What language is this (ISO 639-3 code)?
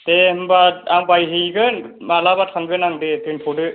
brx